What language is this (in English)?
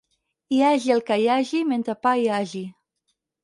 Catalan